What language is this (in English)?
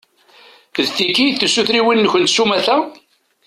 Kabyle